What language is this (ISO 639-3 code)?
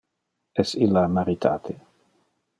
ina